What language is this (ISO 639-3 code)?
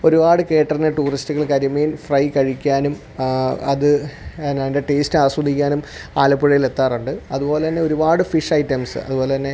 mal